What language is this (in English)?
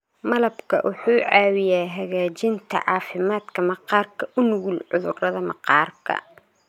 Somali